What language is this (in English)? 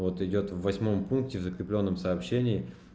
Russian